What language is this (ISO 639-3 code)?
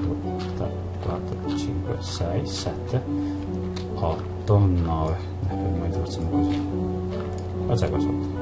ita